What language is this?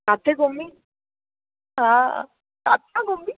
Sindhi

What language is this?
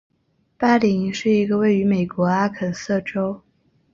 Chinese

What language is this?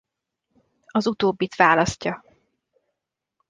Hungarian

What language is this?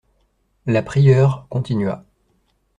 French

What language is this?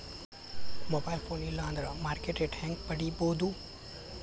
Kannada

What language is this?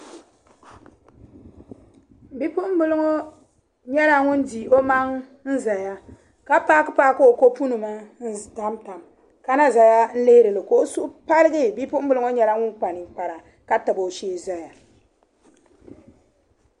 Dagbani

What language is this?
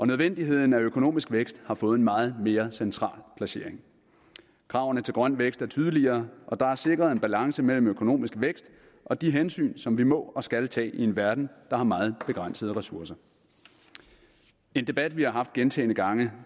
Danish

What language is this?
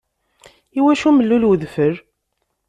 Kabyle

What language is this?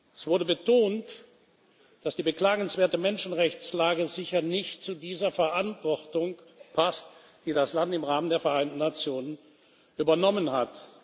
German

